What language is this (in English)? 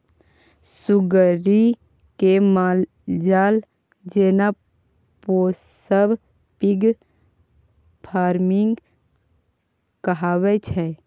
Maithili